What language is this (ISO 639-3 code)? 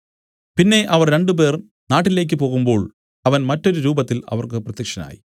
mal